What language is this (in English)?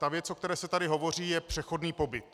Czech